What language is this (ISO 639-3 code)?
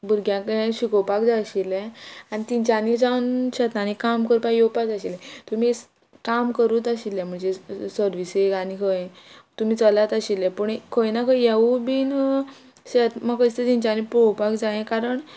kok